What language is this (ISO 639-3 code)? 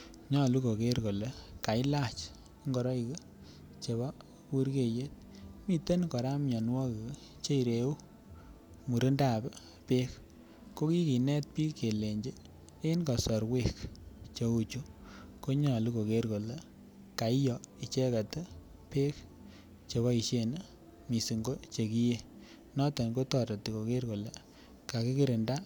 kln